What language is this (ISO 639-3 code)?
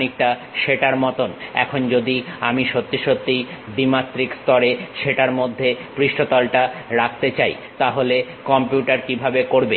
ben